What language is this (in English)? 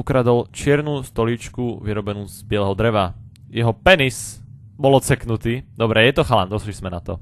Czech